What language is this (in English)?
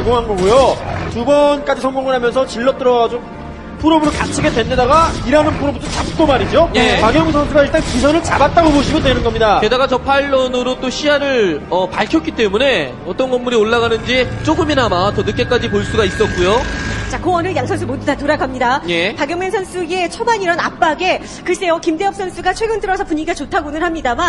Korean